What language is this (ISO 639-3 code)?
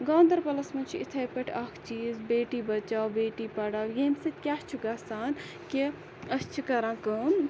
kas